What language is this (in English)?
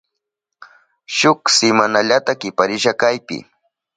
Southern Pastaza Quechua